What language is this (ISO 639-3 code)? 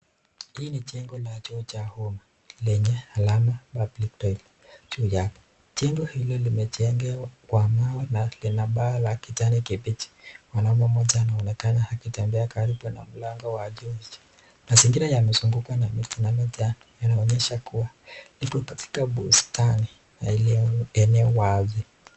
swa